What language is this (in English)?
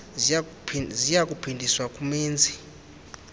Xhosa